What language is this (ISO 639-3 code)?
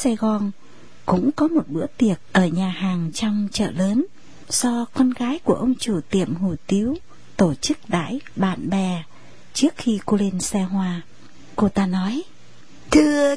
vie